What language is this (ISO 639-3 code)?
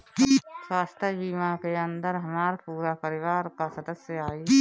bho